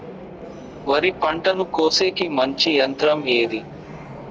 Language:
Telugu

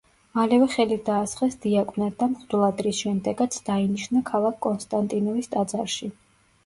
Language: Georgian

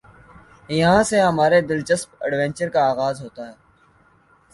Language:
Urdu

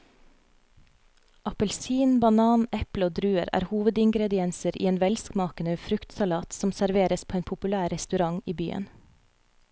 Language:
Norwegian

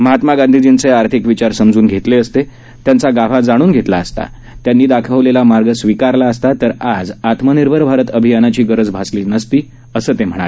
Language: Marathi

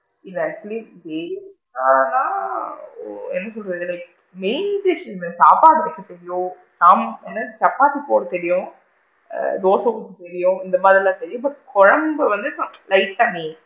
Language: Tamil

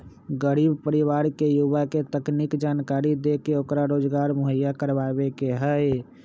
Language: Magahi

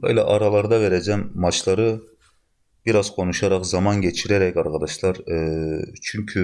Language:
Turkish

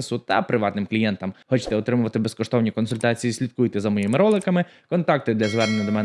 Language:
Ukrainian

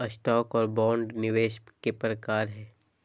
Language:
Magahi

